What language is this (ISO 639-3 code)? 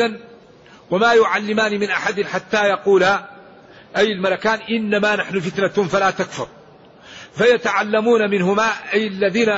ara